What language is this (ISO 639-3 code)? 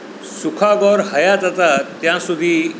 guj